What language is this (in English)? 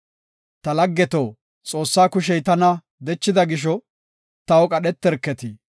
Gofa